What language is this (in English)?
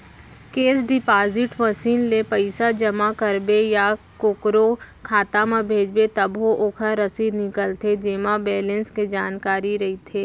Chhattisgarhi